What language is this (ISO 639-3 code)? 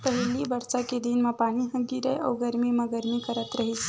hne